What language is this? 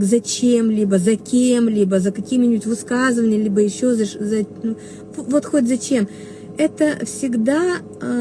Russian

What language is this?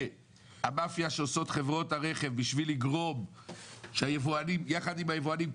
Hebrew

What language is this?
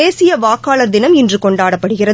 Tamil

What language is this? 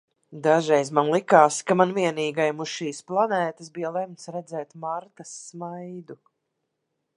Latvian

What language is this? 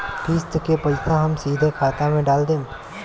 Bhojpuri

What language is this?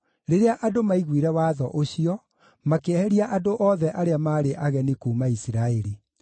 Kikuyu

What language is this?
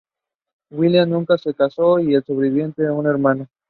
Spanish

